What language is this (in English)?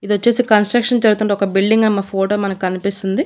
Telugu